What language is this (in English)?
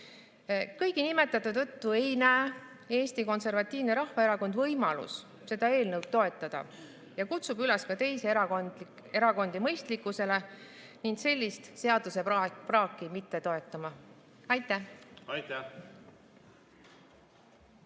Estonian